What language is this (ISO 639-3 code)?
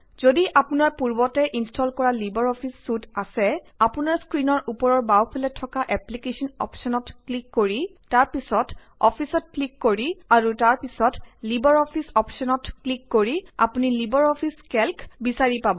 asm